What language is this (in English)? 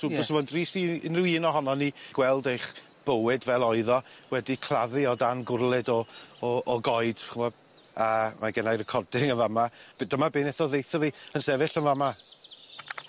Welsh